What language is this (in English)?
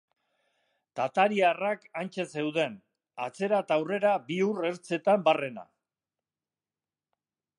Basque